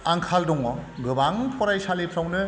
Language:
Bodo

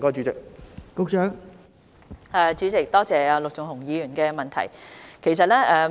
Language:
Cantonese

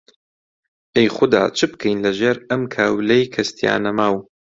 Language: Central Kurdish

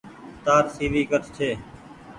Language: Goaria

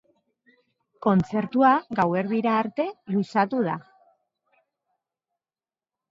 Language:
Basque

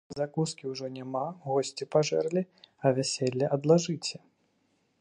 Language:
Belarusian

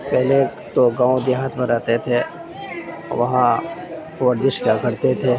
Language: Urdu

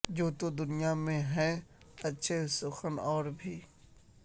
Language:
Urdu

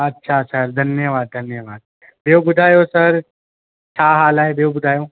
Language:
Sindhi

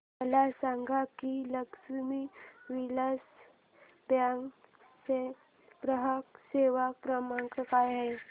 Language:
Marathi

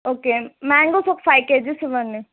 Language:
Telugu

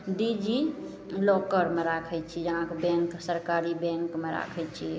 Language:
Maithili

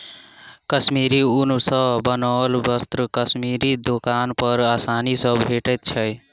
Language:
Maithili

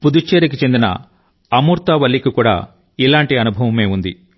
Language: Telugu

